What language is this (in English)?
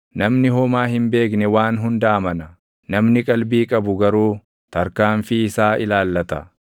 Oromo